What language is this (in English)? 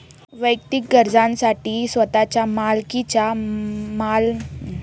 Marathi